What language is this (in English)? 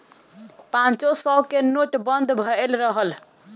Bhojpuri